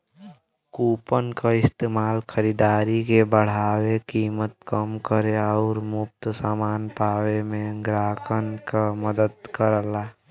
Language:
Bhojpuri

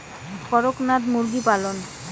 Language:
Bangla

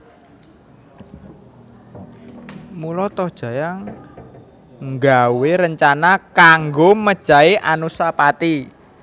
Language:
Javanese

